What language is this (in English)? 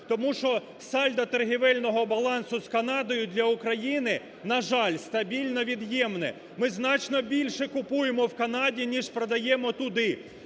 Ukrainian